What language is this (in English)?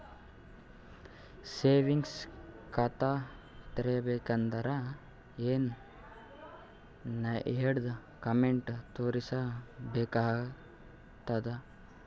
Kannada